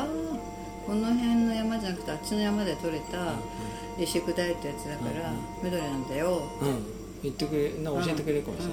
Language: Japanese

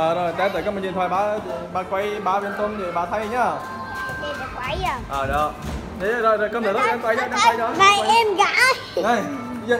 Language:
Vietnamese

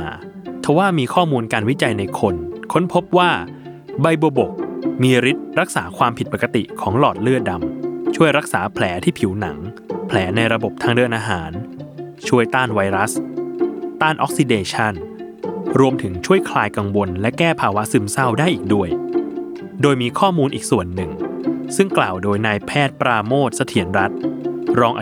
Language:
Thai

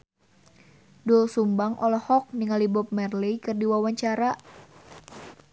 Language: Sundanese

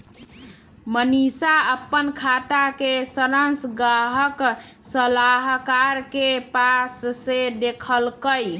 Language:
Magahi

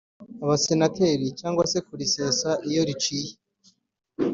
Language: Kinyarwanda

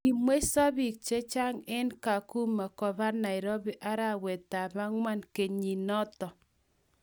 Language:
Kalenjin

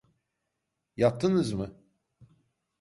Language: Turkish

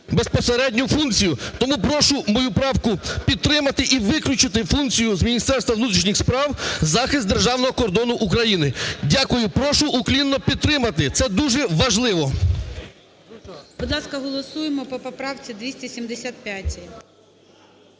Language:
Ukrainian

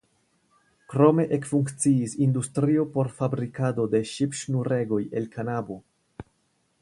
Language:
Esperanto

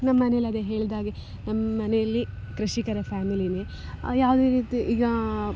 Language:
Kannada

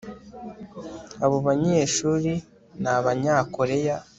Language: Kinyarwanda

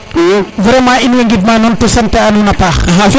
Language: Serer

